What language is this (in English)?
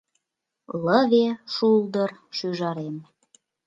Mari